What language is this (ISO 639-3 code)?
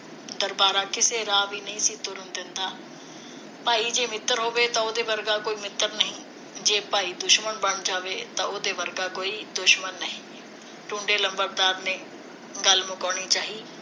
pan